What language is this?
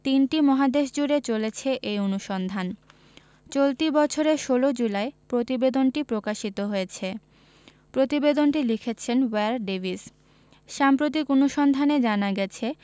Bangla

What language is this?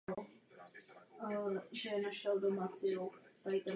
Czech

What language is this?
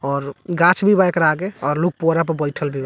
Bhojpuri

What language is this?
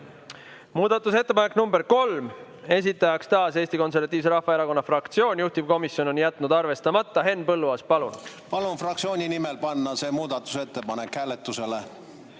Estonian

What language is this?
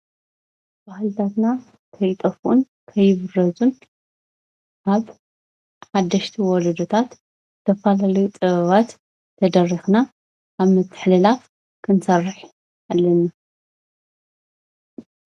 Tigrinya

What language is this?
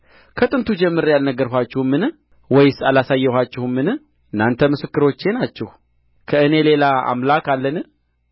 Amharic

